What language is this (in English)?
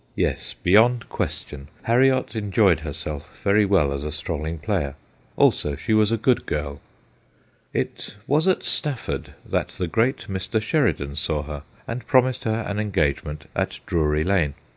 English